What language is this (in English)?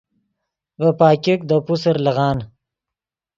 Yidgha